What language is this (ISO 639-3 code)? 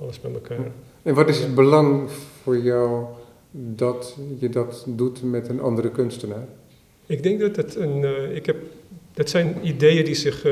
nld